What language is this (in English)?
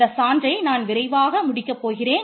Tamil